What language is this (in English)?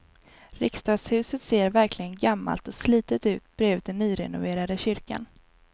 Swedish